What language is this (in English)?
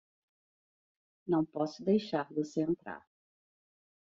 Portuguese